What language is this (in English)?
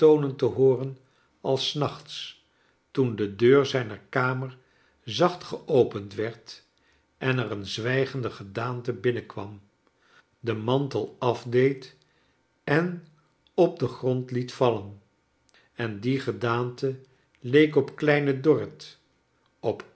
Dutch